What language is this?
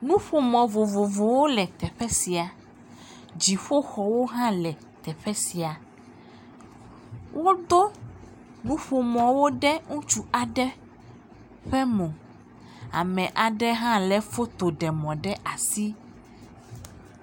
Ewe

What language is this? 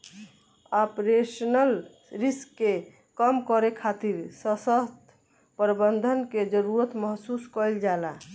Bhojpuri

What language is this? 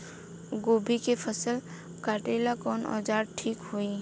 Bhojpuri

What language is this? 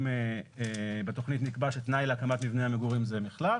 Hebrew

